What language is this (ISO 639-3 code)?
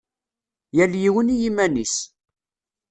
kab